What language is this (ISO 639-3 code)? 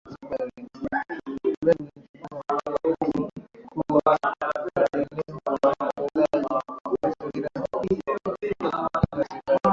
swa